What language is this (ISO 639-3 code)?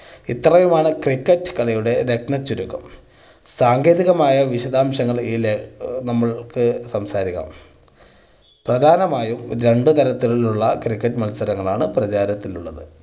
mal